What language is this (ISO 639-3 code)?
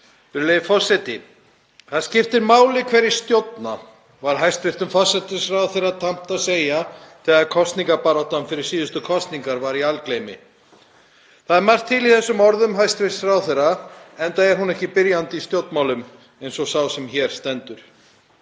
isl